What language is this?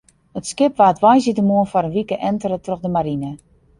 Western Frisian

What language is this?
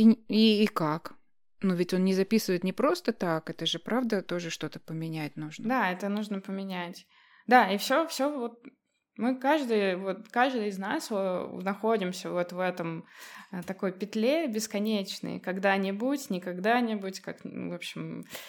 Russian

